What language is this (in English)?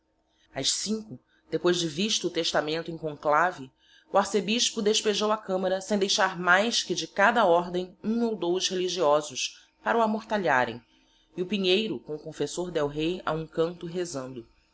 Portuguese